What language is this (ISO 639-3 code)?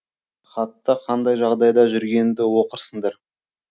kaz